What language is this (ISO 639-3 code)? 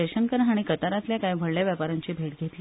kok